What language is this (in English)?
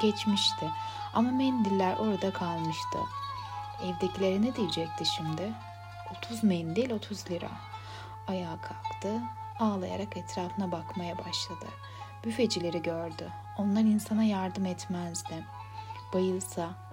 Turkish